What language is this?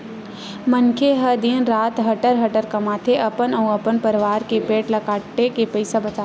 Chhattisgarhi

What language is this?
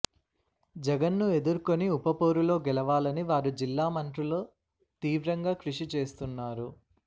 Telugu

